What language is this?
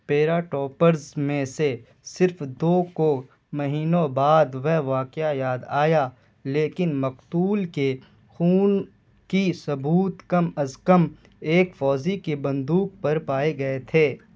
Urdu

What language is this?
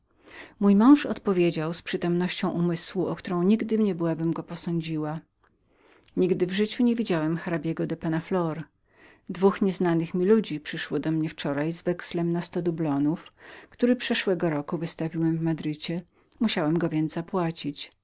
Polish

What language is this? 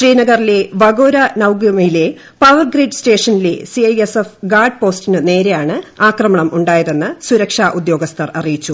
Malayalam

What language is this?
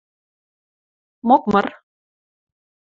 Western Mari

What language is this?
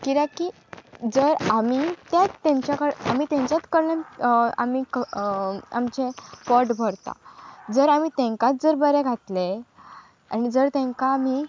Konkani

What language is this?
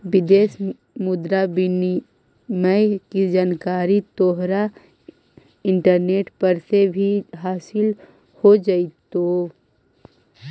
Magahi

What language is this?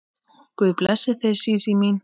Icelandic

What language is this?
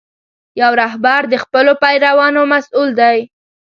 Pashto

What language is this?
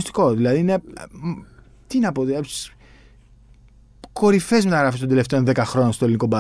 Greek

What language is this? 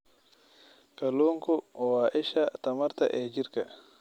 Somali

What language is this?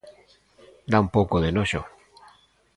Galician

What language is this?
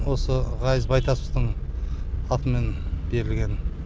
Kazakh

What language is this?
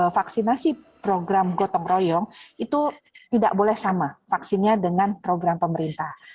Indonesian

